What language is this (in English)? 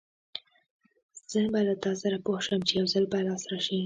Pashto